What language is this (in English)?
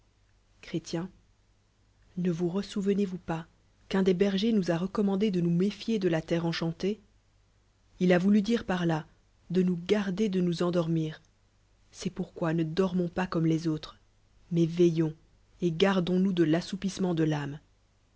French